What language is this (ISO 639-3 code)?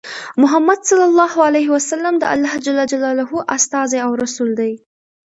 pus